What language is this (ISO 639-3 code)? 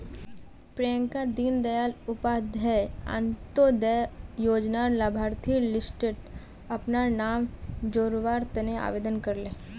mag